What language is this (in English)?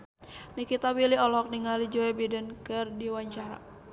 Sundanese